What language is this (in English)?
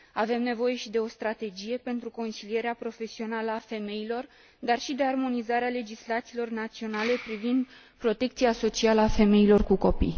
Romanian